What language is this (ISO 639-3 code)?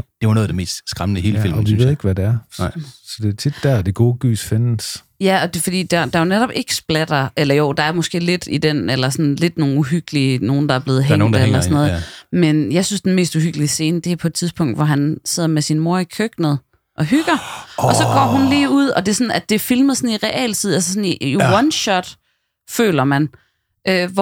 dan